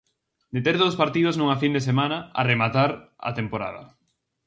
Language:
Galician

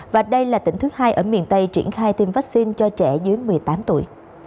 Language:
Vietnamese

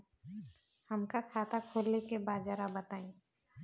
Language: Bhojpuri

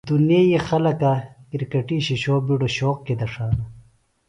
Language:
Phalura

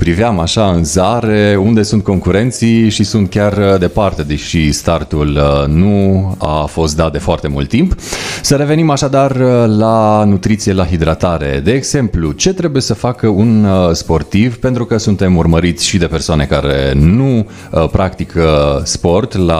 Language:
Romanian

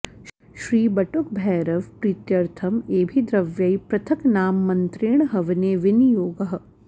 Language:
Sanskrit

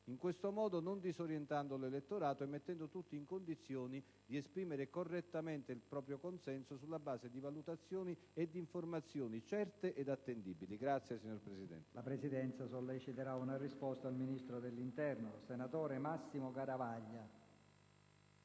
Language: Italian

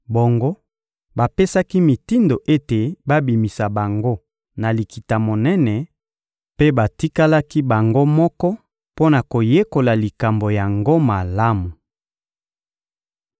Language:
Lingala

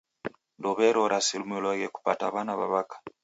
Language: Taita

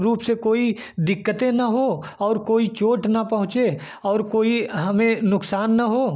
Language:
Hindi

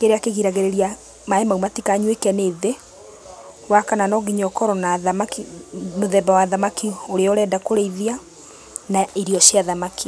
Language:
Kikuyu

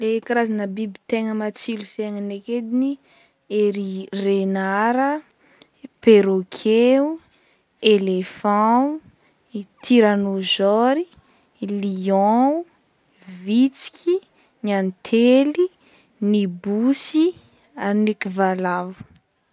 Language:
Northern Betsimisaraka Malagasy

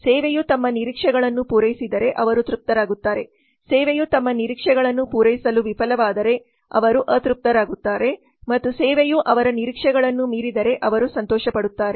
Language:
Kannada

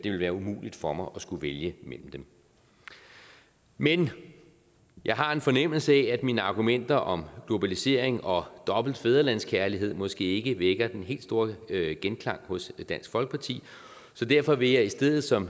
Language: Danish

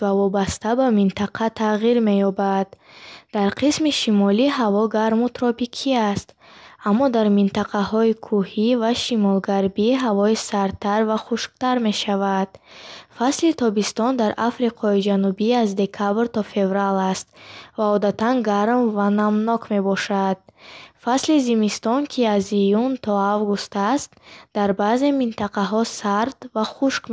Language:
Bukharic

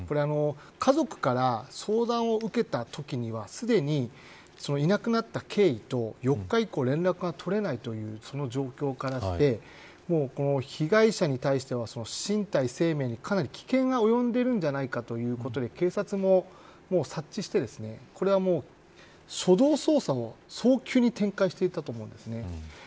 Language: Japanese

